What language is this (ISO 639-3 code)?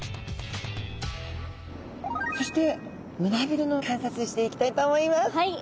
jpn